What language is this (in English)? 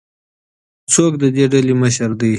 Pashto